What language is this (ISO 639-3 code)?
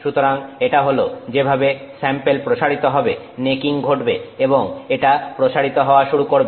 ben